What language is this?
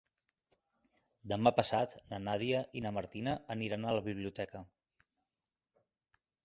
Catalan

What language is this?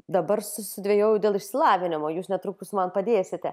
Lithuanian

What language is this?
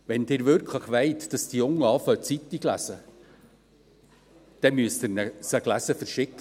Swiss German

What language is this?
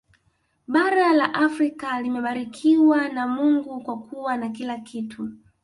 Swahili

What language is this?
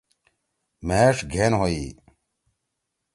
Torwali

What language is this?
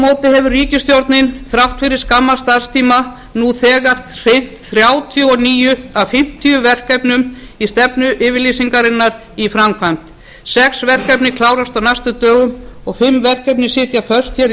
Icelandic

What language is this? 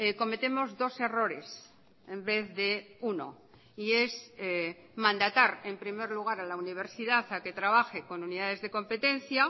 Spanish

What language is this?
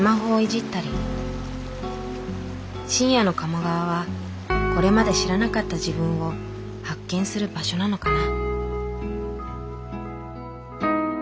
Japanese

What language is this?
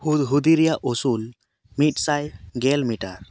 Santali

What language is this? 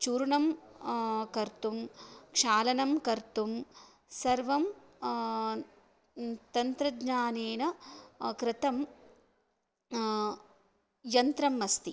Sanskrit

